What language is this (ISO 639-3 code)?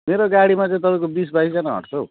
nep